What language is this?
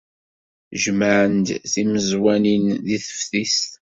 Kabyle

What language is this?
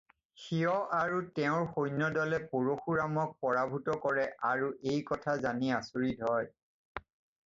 Assamese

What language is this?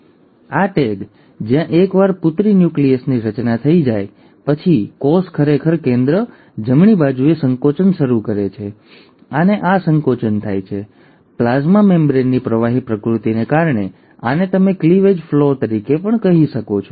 Gujarati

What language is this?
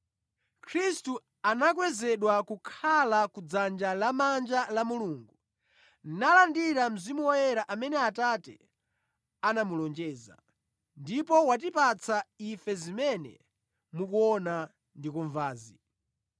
Nyanja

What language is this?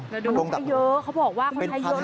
Thai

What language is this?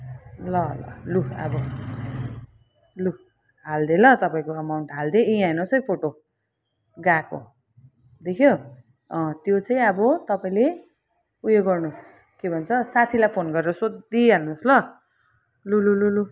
Nepali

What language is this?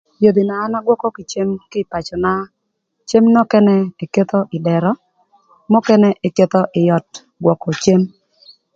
Thur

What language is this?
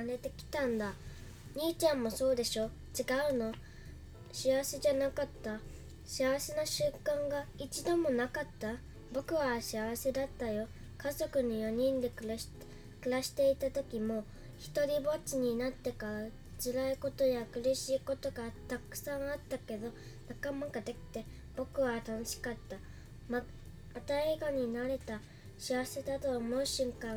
Chinese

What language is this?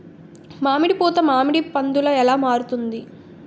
Telugu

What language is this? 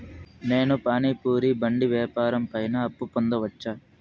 Telugu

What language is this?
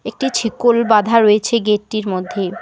Bangla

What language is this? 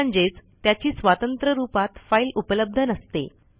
Marathi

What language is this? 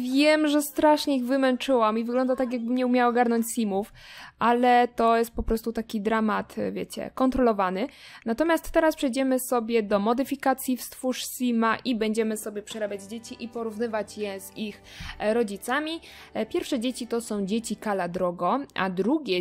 Polish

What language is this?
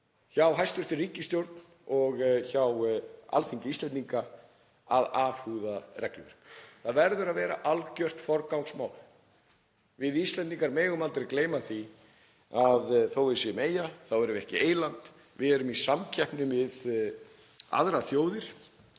Icelandic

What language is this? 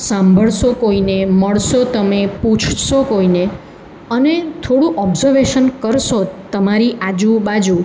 Gujarati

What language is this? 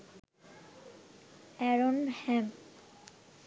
Bangla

